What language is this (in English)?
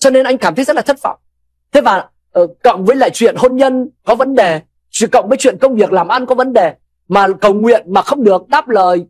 Vietnamese